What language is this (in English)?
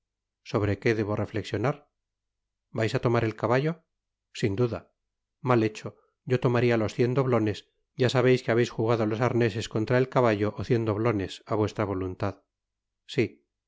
Spanish